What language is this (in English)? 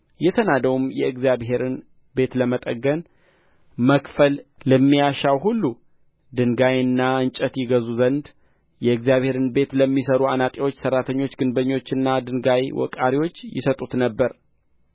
Amharic